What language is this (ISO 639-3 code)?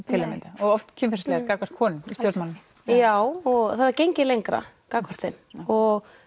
isl